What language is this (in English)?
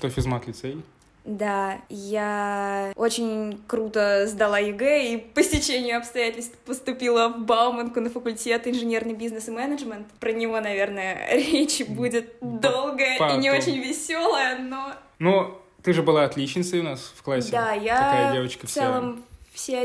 Russian